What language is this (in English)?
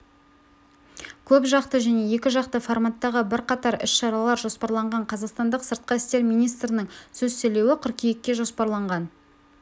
Kazakh